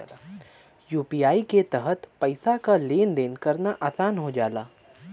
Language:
Bhojpuri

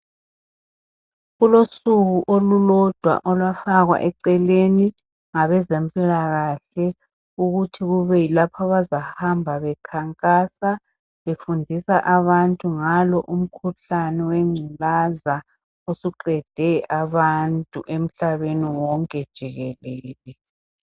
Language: North Ndebele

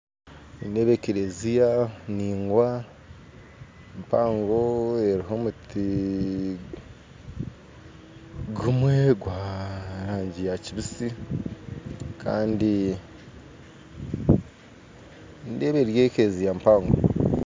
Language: Nyankole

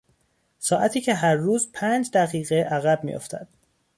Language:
Persian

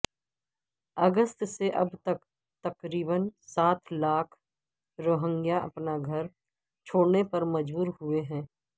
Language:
Urdu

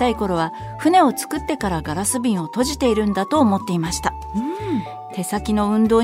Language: Japanese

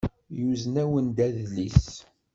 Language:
Kabyle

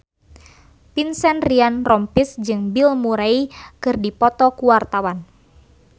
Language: Sundanese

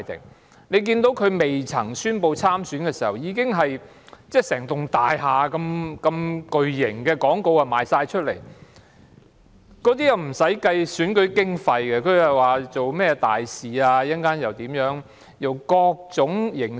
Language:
Cantonese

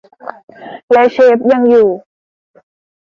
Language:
Thai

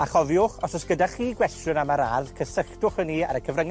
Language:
Welsh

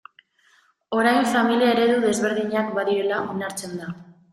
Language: Basque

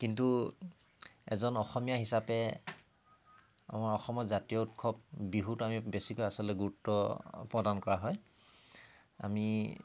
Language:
Assamese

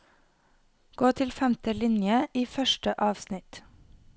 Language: Norwegian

